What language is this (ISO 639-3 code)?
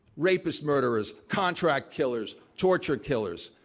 eng